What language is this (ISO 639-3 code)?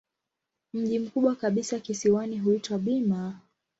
swa